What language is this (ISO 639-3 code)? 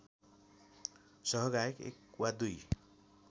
nep